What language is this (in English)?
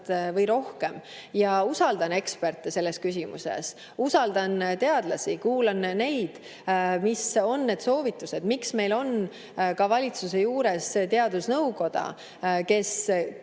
Estonian